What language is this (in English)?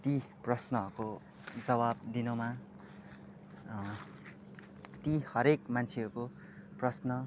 Nepali